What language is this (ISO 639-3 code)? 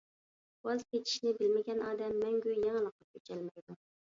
uig